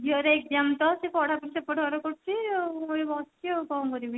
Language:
Odia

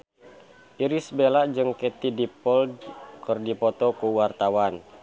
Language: Sundanese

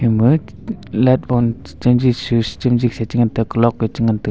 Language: Wancho Naga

